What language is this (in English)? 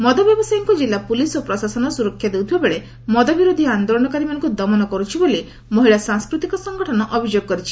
Odia